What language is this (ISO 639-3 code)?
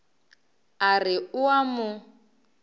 nso